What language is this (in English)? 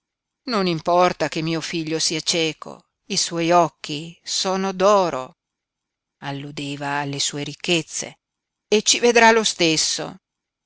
Italian